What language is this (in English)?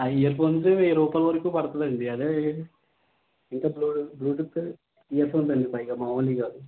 Telugu